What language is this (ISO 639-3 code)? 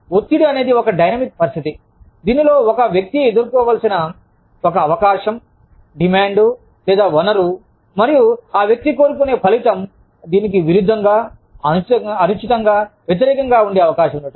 tel